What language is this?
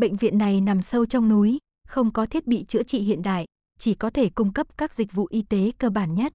Vietnamese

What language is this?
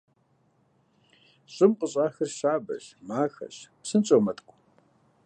Kabardian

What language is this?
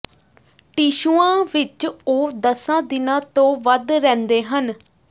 Punjabi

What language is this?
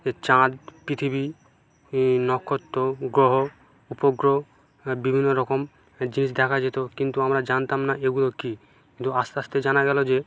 Bangla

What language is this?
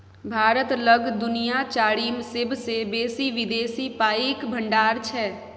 Maithili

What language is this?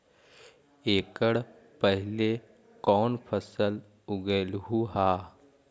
Magahi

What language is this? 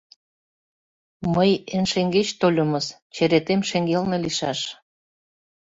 Mari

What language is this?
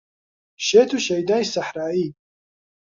Central Kurdish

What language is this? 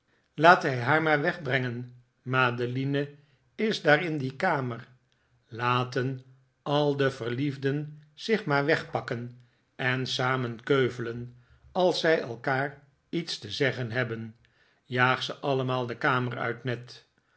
Dutch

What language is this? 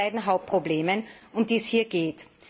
German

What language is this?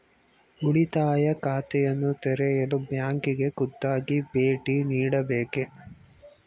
Kannada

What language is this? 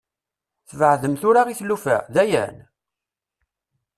Kabyle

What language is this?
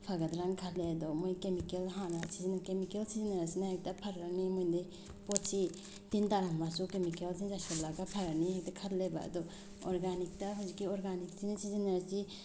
Manipuri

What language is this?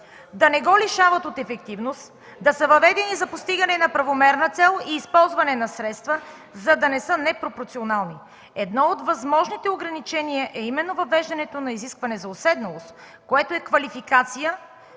Bulgarian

